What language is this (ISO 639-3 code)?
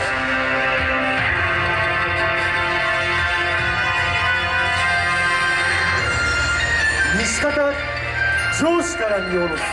jpn